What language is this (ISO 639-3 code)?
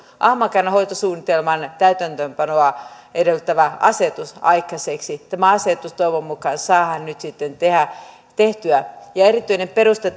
fin